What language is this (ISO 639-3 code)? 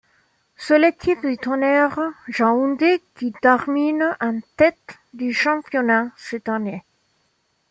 fra